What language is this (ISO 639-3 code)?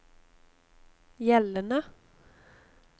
nor